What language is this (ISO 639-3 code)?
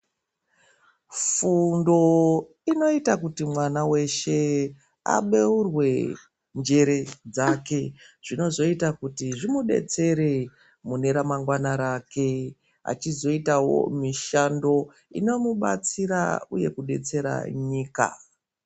ndc